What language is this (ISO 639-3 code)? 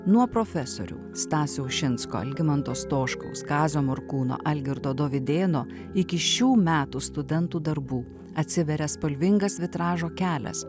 lit